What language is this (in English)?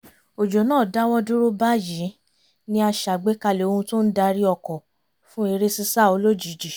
Yoruba